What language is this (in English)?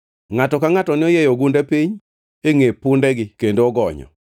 Luo (Kenya and Tanzania)